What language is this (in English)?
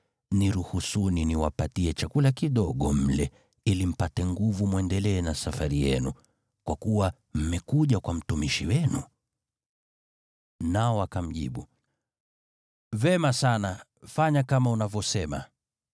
Swahili